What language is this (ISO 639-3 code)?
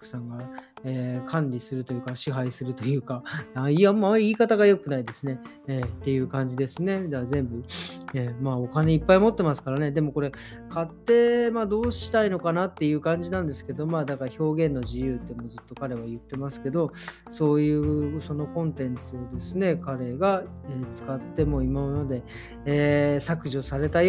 jpn